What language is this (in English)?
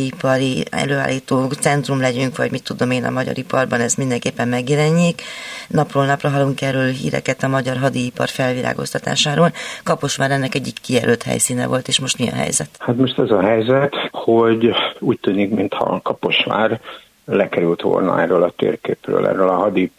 Hungarian